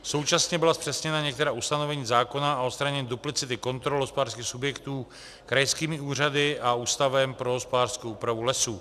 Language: Czech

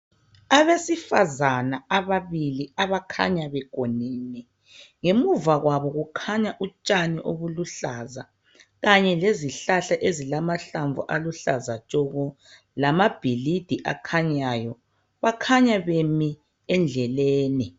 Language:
North Ndebele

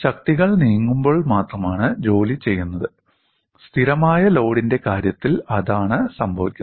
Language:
Malayalam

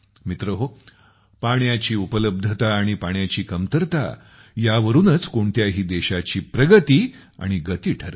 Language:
Marathi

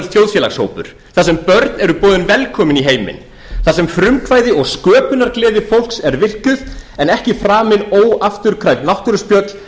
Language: Icelandic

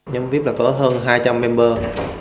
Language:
Vietnamese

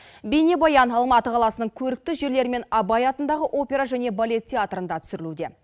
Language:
Kazakh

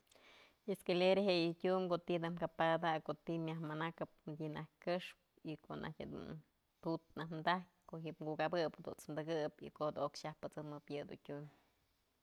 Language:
Mazatlán Mixe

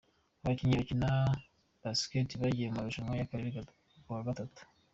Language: Kinyarwanda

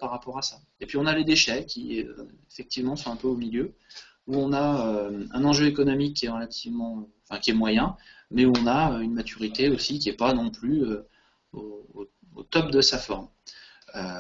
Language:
French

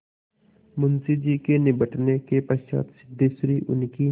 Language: Hindi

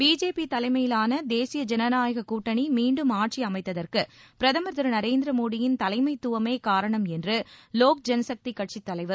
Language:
Tamil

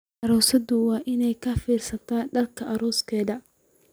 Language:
Somali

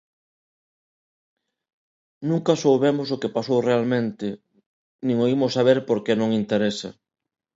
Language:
Galician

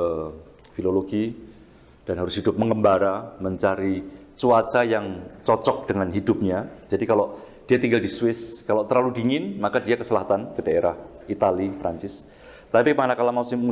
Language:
Indonesian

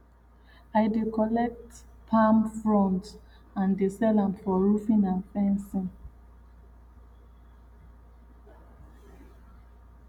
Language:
Nigerian Pidgin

